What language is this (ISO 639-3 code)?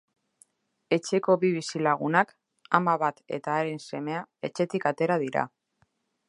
eus